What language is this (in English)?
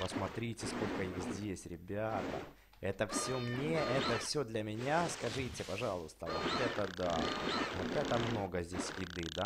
Russian